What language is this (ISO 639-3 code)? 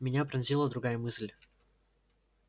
rus